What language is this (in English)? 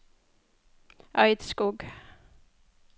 Norwegian